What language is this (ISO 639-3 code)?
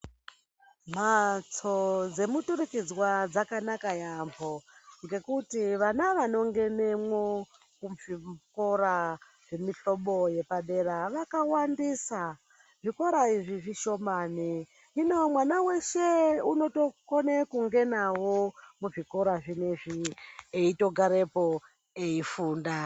ndc